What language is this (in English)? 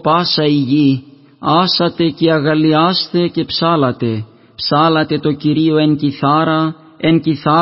Greek